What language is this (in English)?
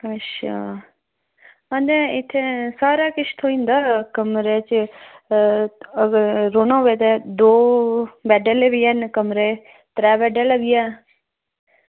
Dogri